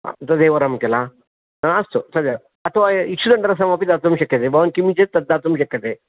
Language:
Sanskrit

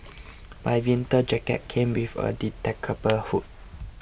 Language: English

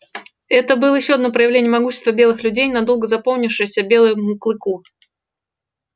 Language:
Russian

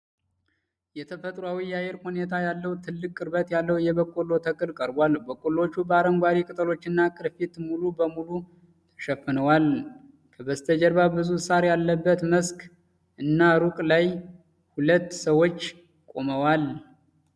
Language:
Amharic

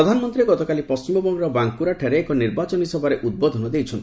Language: Odia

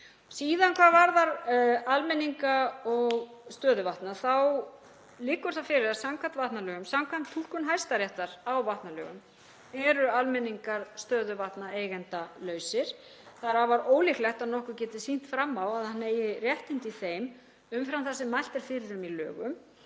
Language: Icelandic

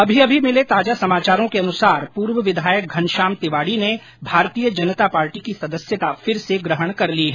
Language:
Hindi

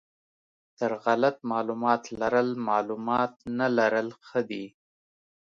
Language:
Pashto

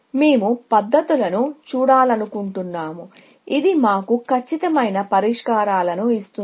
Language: Telugu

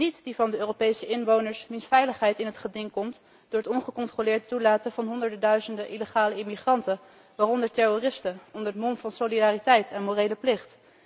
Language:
Dutch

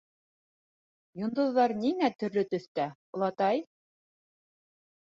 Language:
Bashkir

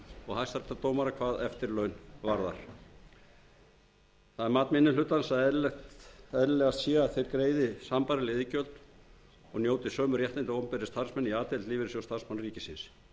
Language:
Icelandic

